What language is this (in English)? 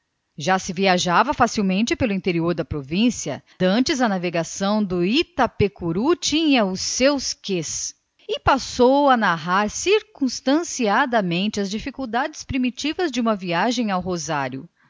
Portuguese